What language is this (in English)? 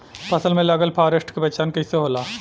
Bhojpuri